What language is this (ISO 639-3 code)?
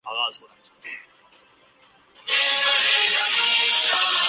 urd